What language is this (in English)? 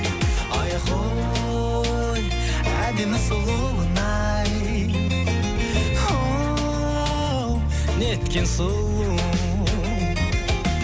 Kazakh